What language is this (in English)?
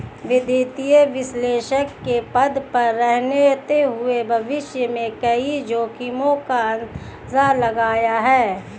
Hindi